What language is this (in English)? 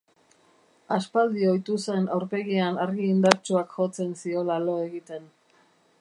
Basque